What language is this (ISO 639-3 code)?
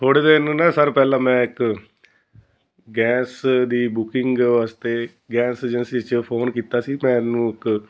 pan